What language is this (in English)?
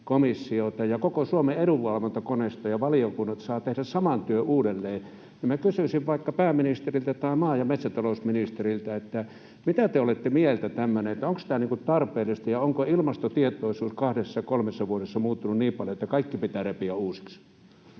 Finnish